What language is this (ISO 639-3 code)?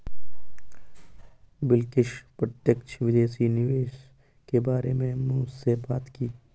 hin